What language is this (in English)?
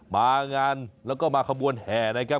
Thai